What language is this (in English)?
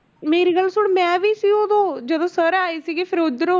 Punjabi